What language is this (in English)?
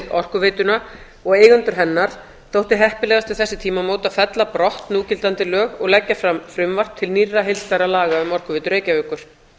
Icelandic